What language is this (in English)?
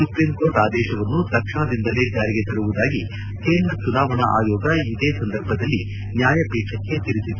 Kannada